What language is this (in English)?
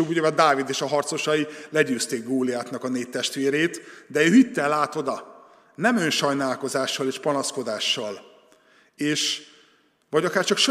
Hungarian